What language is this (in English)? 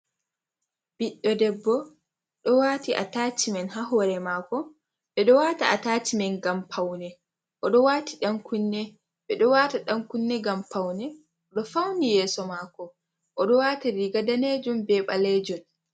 Fula